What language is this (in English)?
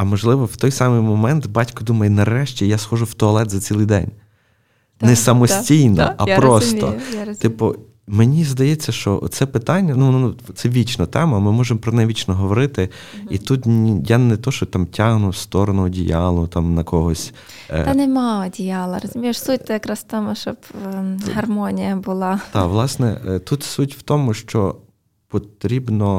Ukrainian